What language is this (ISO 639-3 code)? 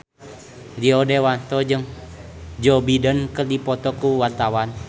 sun